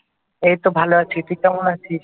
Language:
Bangla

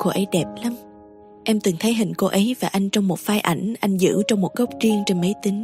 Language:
Vietnamese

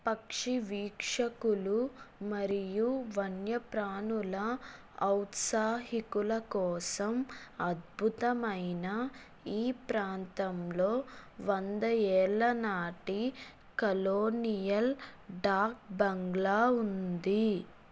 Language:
Telugu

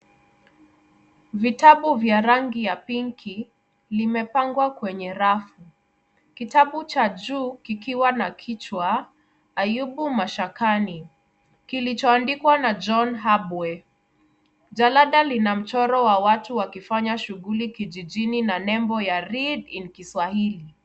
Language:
Swahili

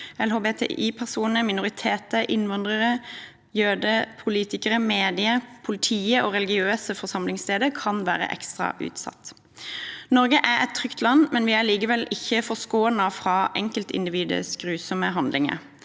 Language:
Norwegian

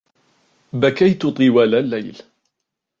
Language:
Arabic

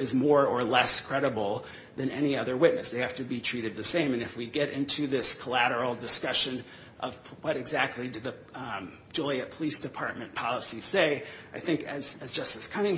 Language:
English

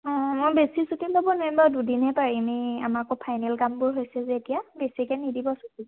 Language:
Assamese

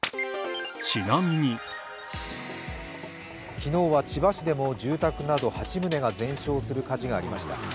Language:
Japanese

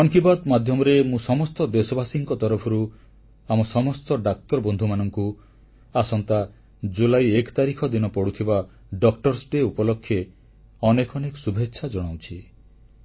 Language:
Odia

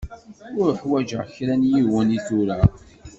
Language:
Kabyle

